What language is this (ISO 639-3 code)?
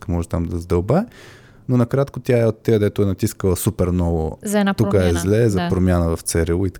bul